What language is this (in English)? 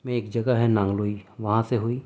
Urdu